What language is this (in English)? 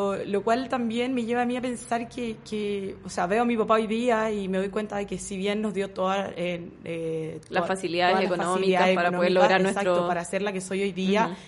Spanish